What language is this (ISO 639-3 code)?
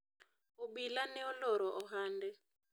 luo